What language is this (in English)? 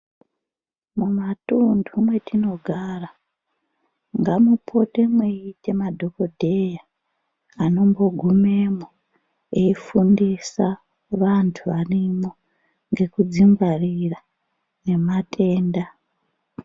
Ndau